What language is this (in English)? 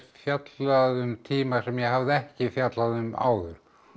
Icelandic